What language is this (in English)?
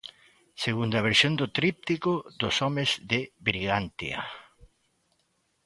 Galician